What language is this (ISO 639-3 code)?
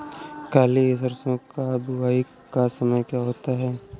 hin